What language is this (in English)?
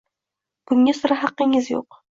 Uzbek